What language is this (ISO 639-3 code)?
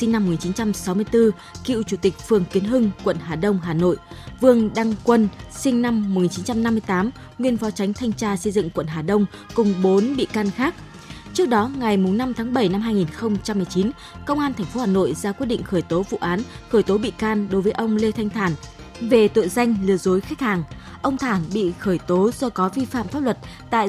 vie